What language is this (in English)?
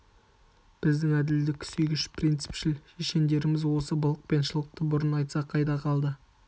Kazakh